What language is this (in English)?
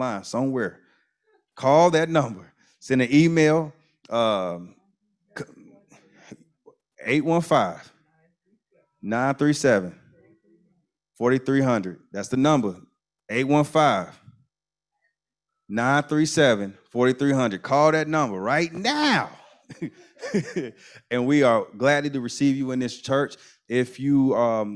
English